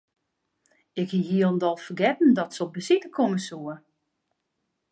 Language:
Western Frisian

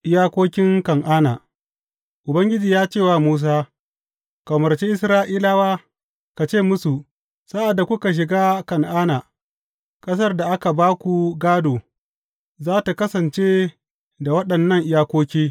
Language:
Hausa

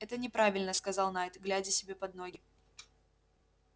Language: Russian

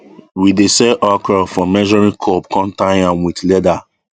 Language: Nigerian Pidgin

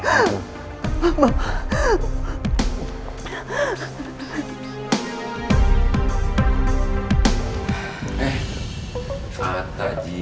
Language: Indonesian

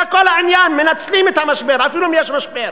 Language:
Hebrew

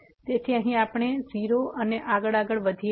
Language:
Gujarati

